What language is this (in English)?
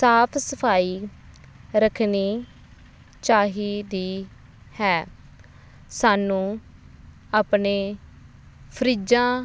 Punjabi